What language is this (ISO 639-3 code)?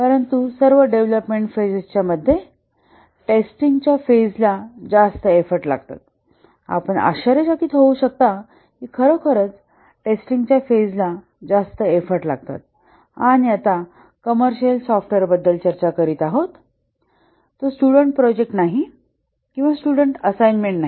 mar